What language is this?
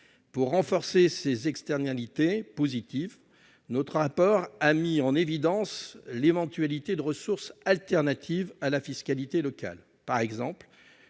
French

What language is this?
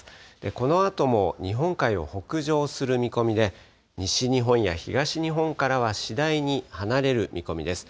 Japanese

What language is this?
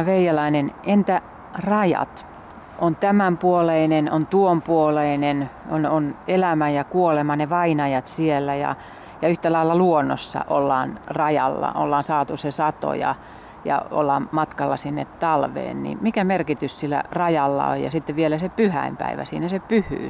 Finnish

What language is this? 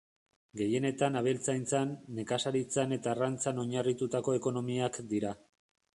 Basque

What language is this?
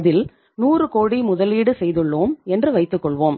Tamil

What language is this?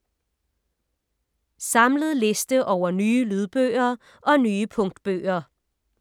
Danish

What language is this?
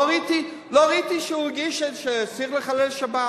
Hebrew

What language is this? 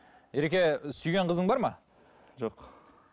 Kazakh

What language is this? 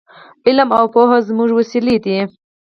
Pashto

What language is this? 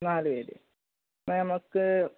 Malayalam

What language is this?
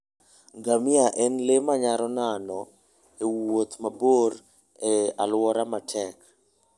Luo (Kenya and Tanzania)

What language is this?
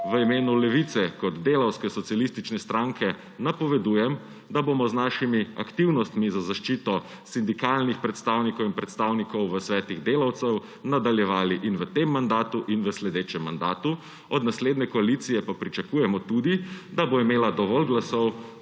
Slovenian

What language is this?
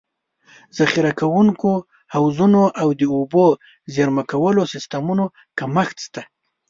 Pashto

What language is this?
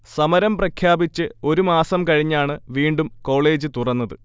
Malayalam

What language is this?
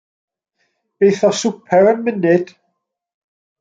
Welsh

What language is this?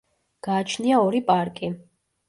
Georgian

